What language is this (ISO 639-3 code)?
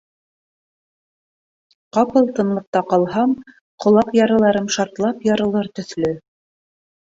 bak